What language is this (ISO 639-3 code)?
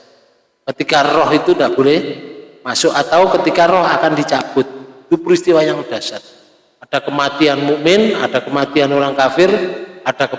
ind